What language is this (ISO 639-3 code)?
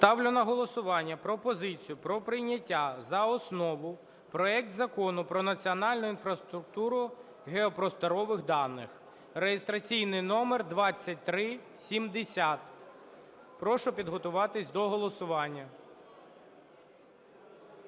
ukr